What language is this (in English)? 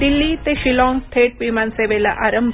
Marathi